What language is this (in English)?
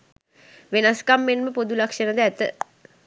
Sinhala